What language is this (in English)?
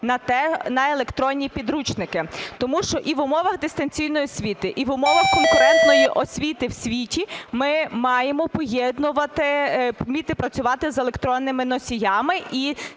Ukrainian